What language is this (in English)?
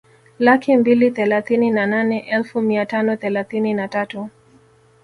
Swahili